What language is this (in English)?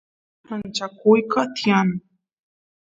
Santiago del Estero Quichua